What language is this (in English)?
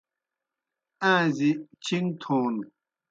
Kohistani Shina